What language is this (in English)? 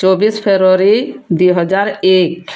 Odia